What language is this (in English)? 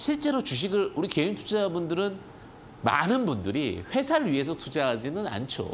Korean